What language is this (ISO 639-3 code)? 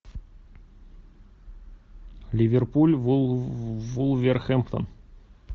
rus